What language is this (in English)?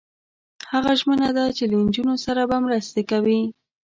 Pashto